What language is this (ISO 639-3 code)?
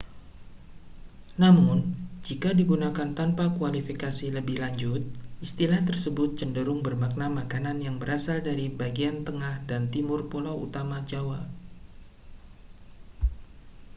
ind